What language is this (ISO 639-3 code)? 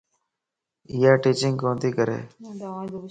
lss